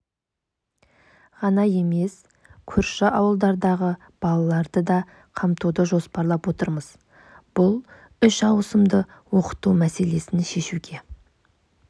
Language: Kazakh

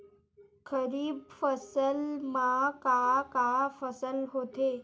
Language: Chhattisgarhi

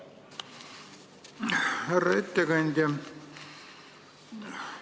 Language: Estonian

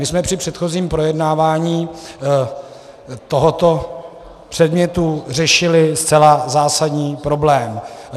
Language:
Czech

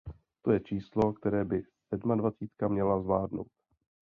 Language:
Czech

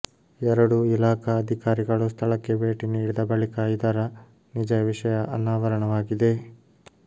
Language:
Kannada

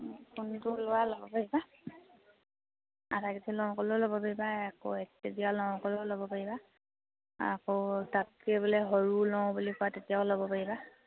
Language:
Assamese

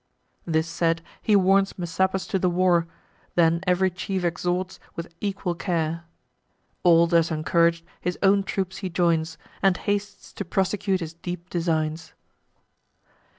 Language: English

